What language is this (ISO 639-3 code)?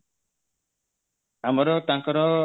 ori